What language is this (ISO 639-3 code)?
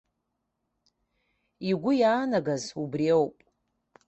abk